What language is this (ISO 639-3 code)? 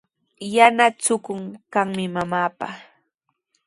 qws